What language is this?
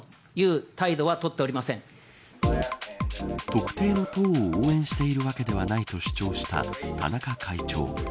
Japanese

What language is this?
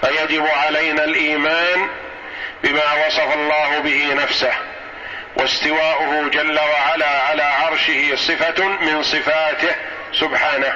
Arabic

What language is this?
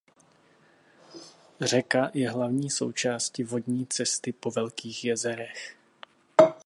Czech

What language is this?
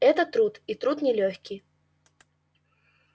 Russian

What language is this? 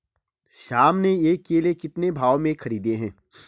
Hindi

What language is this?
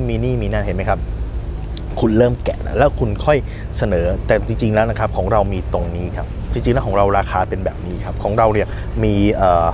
Thai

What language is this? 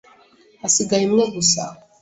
Kinyarwanda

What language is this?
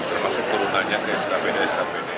Indonesian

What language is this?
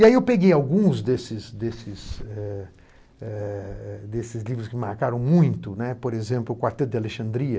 Portuguese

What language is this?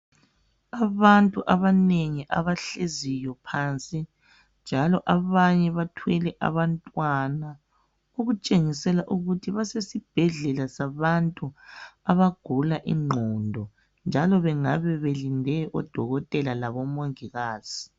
North Ndebele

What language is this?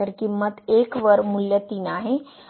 Marathi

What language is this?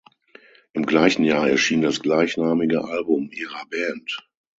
German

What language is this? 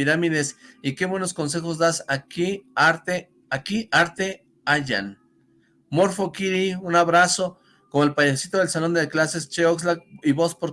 Spanish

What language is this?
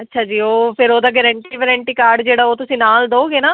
Punjabi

